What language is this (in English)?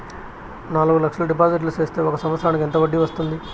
Telugu